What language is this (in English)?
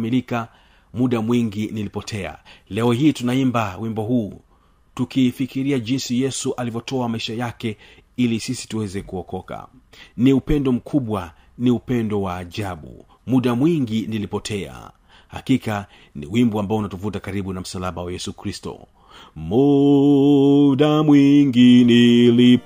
Swahili